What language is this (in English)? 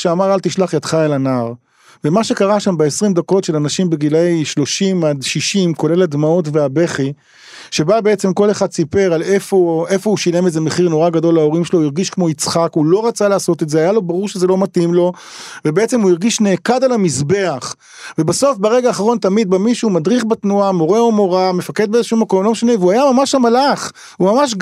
Hebrew